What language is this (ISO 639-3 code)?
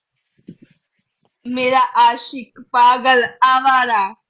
pan